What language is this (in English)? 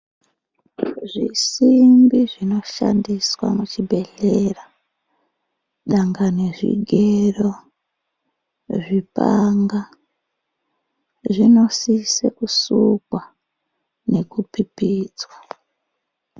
Ndau